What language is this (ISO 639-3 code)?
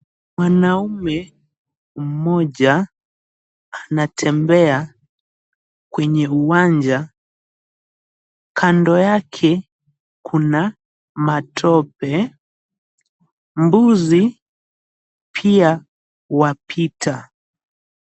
swa